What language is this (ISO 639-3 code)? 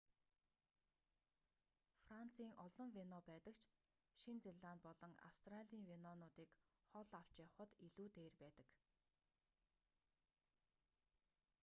mon